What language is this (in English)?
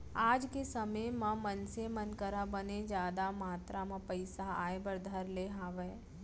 Chhattisgarhi